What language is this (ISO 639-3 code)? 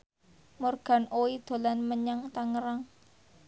jav